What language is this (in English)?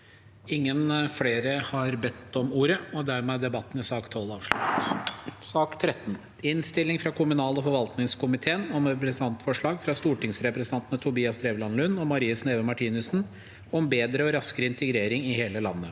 Norwegian